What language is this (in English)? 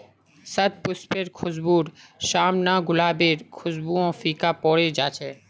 Magahi